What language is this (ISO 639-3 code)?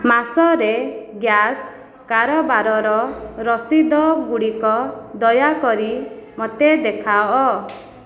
ori